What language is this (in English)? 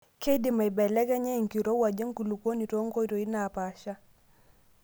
Masai